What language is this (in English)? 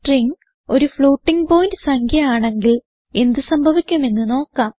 Malayalam